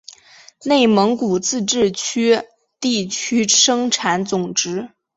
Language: Chinese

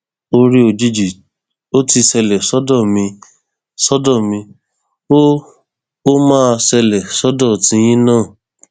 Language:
Yoruba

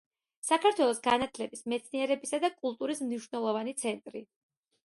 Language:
Georgian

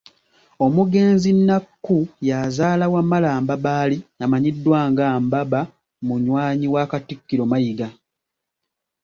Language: Ganda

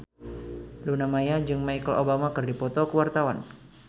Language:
Sundanese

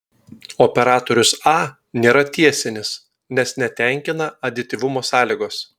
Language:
Lithuanian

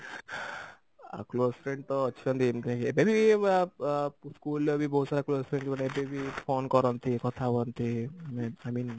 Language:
Odia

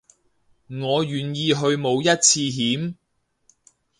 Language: Cantonese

